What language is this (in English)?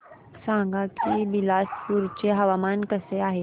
Marathi